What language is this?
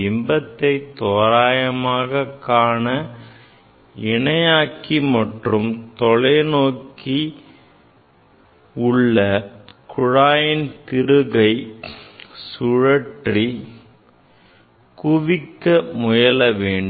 Tamil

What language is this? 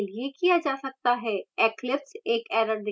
Hindi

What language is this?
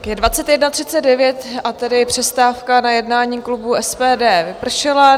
Czech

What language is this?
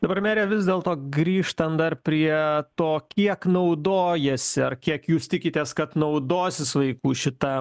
Lithuanian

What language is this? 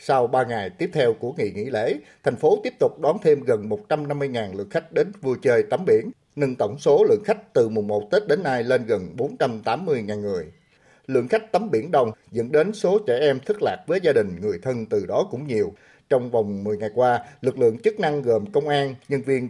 Vietnamese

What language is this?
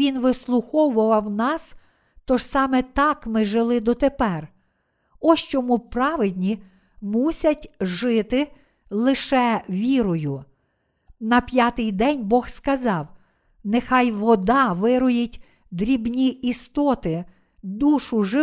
Ukrainian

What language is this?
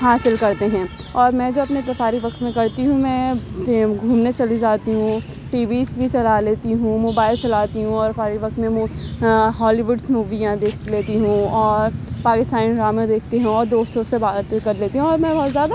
Urdu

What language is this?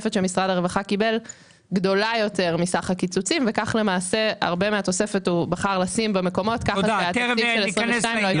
Hebrew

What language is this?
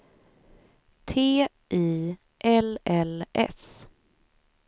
Swedish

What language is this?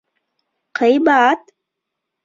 Bashkir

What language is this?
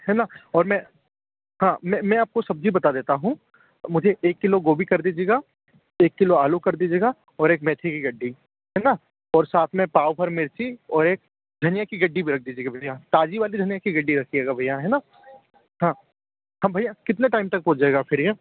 Hindi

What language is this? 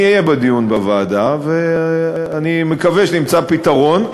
Hebrew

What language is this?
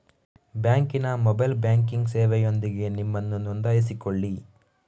Kannada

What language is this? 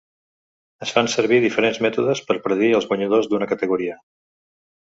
Catalan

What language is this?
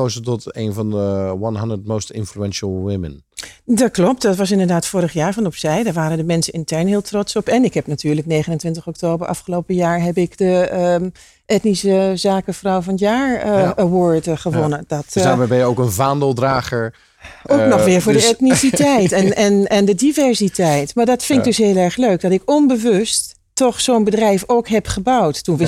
Dutch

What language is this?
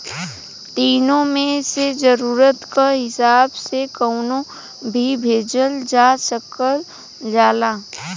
Bhojpuri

